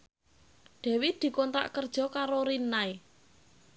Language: Javanese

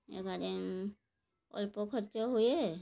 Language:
Odia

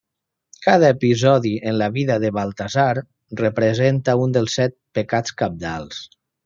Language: Catalan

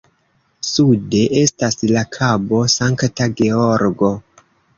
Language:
Esperanto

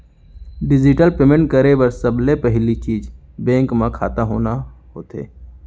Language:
Chhattisgarhi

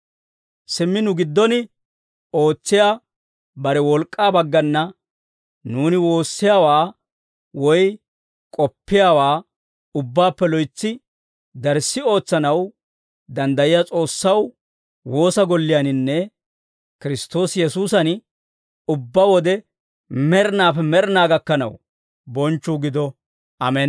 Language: Dawro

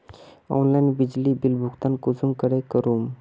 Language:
Magahi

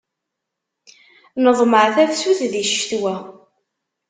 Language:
Kabyle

